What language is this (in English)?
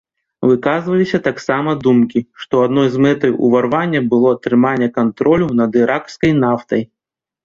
Belarusian